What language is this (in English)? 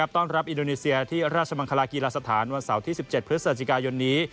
Thai